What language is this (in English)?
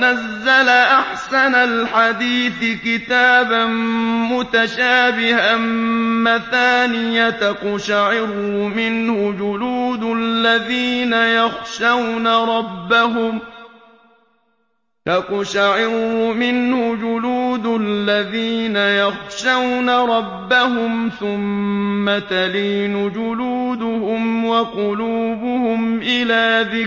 Arabic